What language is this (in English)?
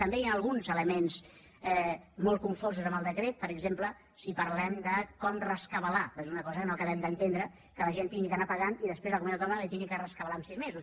Catalan